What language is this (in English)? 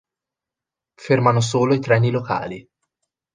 Italian